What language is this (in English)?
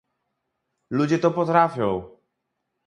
Polish